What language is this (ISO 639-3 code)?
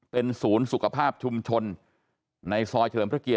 tha